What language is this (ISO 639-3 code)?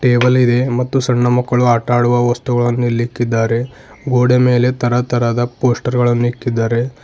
kan